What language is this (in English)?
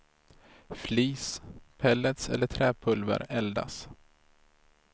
Swedish